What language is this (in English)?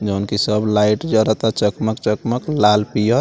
Bhojpuri